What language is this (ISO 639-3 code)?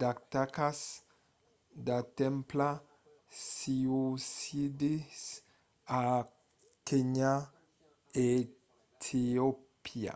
oci